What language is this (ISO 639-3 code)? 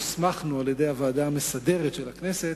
heb